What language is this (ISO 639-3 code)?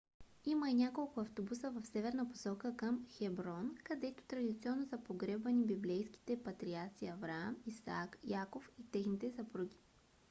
bul